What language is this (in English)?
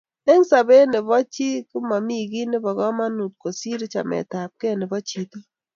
Kalenjin